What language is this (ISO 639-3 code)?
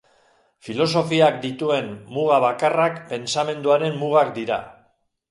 eus